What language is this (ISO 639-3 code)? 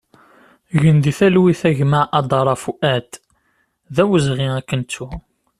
kab